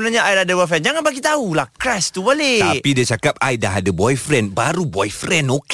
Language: Malay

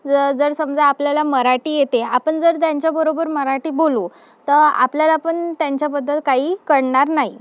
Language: Marathi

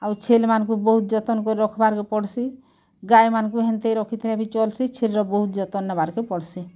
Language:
Odia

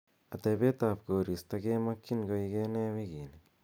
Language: Kalenjin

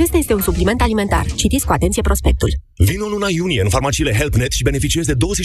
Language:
Romanian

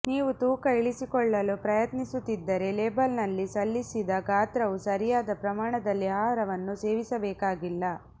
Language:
Kannada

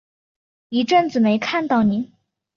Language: Chinese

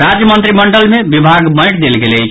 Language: Maithili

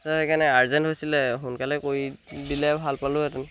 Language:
Assamese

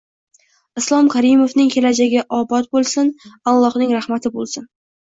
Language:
Uzbek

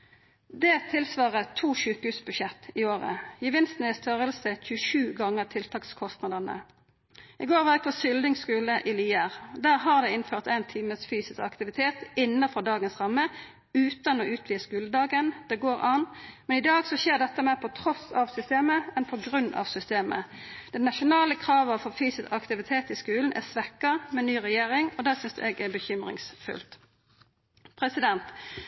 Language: Norwegian Nynorsk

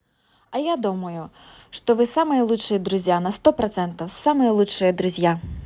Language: Russian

